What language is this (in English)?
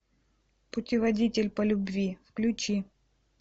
Russian